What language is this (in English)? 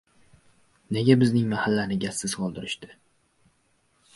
Uzbek